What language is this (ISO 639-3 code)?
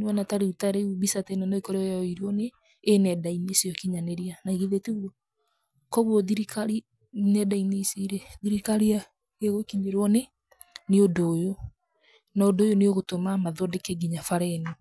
kik